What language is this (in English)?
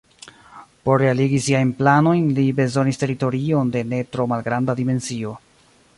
Esperanto